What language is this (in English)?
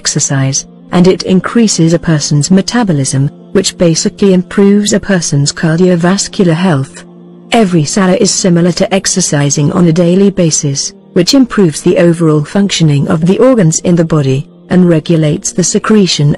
English